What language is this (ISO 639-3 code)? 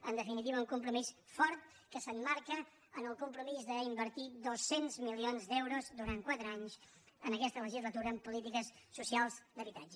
cat